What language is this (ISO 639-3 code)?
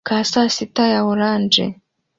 kin